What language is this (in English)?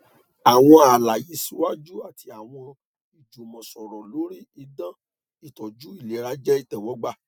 Yoruba